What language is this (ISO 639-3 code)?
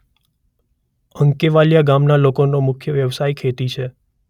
guj